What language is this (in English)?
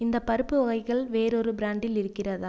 Tamil